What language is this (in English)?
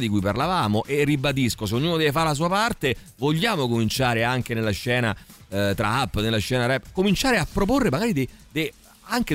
Italian